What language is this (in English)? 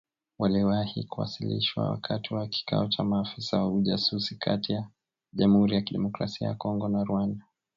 Swahili